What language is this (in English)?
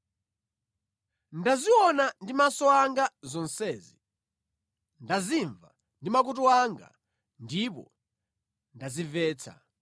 Nyanja